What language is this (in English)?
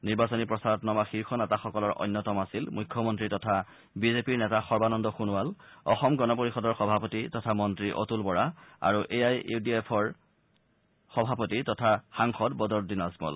Assamese